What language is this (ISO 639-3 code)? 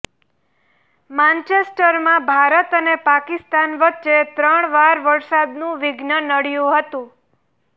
guj